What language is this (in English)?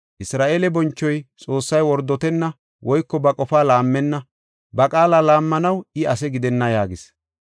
Gofa